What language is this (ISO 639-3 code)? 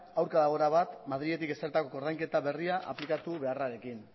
eus